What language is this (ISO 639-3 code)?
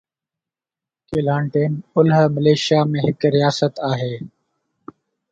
snd